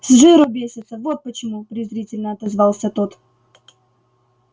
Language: Russian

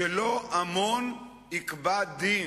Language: Hebrew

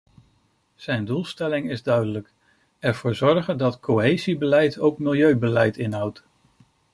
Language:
Dutch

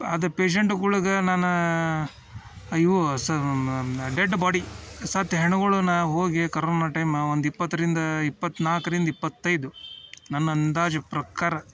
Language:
Kannada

